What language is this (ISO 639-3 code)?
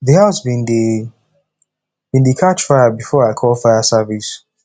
pcm